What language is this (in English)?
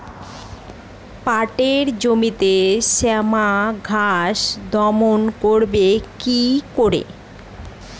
Bangla